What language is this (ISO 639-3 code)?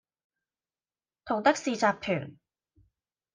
yue